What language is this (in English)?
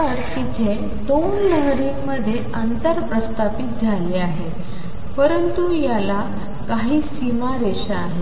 Marathi